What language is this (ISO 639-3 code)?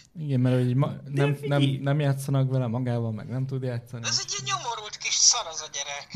hun